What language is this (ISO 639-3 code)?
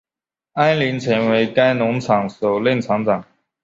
zho